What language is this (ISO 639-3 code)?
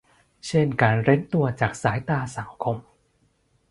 tha